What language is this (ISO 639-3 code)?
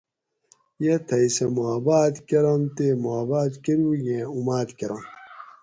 gwc